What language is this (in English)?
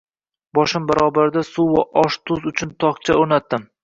Uzbek